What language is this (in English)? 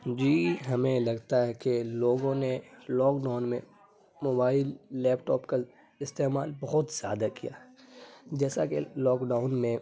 Urdu